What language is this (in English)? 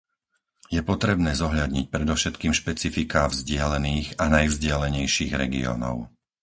Slovak